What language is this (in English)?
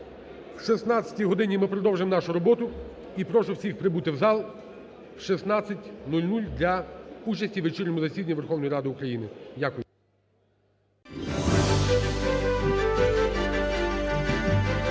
Ukrainian